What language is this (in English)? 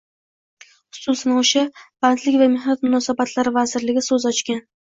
Uzbek